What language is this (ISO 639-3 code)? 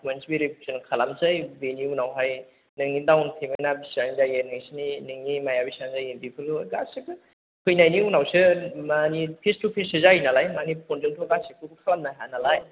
brx